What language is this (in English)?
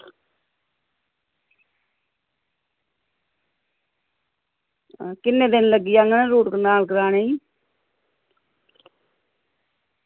Dogri